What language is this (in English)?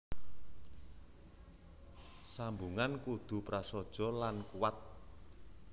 Javanese